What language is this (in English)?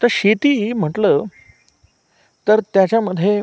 Marathi